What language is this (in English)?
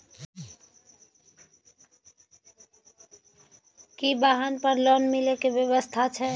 Maithili